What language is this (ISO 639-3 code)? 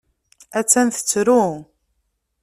kab